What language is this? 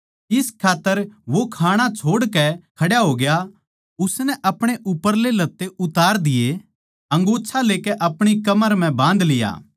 Haryanvi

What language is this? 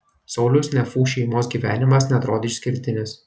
Lithuanian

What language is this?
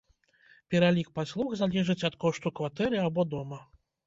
Belarusian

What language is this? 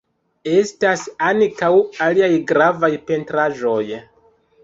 Esperanto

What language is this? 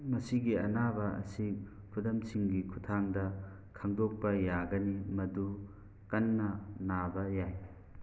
Manipuri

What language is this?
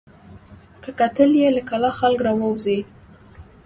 Pashto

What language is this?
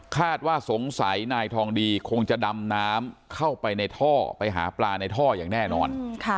Thai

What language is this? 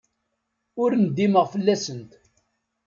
Kabyle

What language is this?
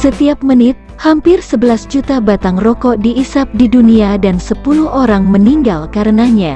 Indonesian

